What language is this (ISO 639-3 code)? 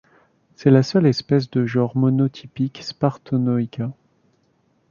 fra